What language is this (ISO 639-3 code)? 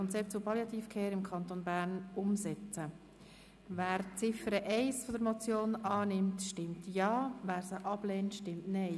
gsw